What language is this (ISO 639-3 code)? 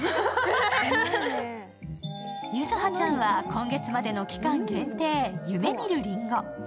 jpn